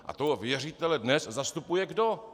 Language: Czech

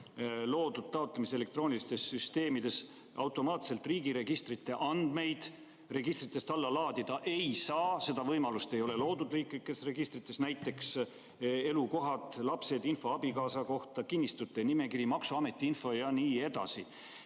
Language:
Estonian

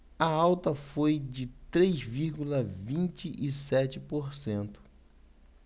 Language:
Portuguese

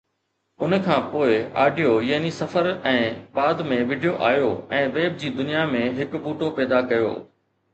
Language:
Sindhi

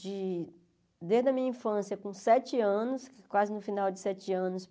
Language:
Portuguese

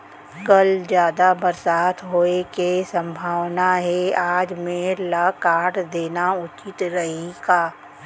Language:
Chhattisgarhi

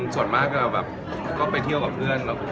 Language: Thai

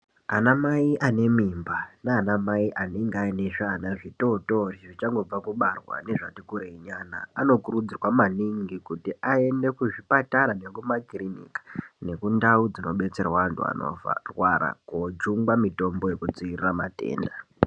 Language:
Ndau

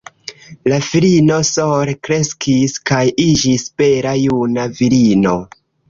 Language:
Esperanto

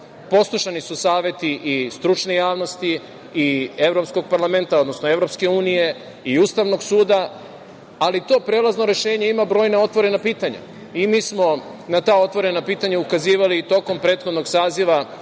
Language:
Serbian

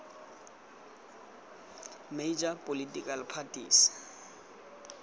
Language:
Tswana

